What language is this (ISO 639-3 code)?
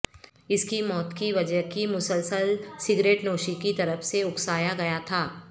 urd